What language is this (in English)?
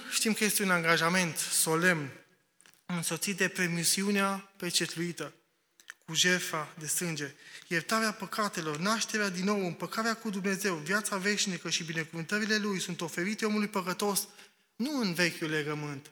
Romanian